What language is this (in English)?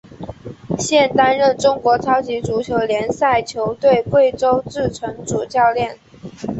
Chinese